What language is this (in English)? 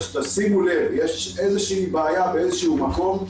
Hebrew